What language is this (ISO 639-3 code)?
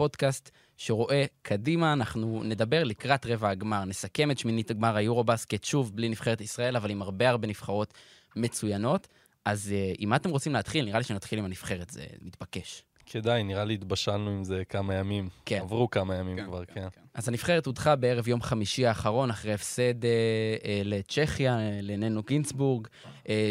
heb